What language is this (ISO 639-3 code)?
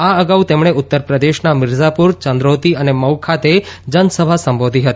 guj